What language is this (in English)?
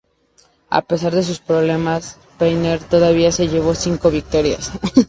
Spanish